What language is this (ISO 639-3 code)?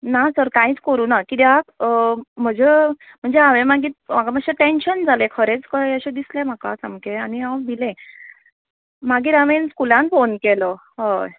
kok